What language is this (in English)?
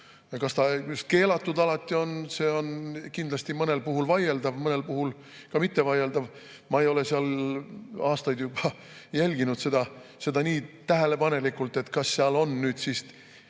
Estonian